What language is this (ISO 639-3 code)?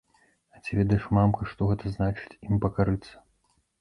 bel